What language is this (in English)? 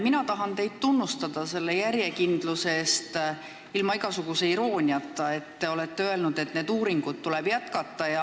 Estonian